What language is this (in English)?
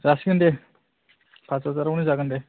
Bodo